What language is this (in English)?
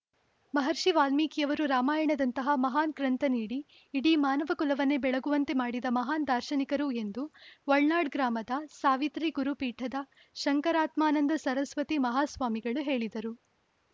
Kannada